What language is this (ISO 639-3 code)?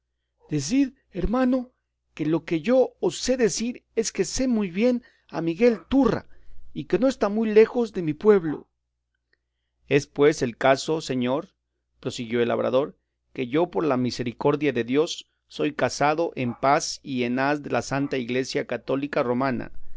spa